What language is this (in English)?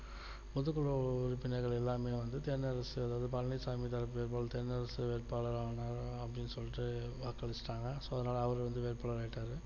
Tamil